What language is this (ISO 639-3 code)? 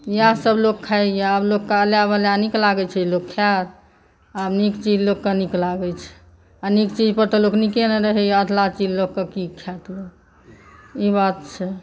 mai